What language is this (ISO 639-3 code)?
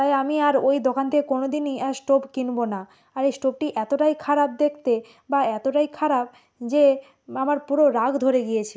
ben